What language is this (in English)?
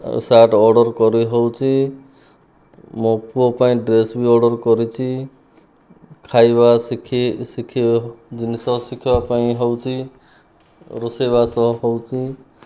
Odia